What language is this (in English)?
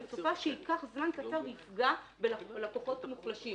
Hebrew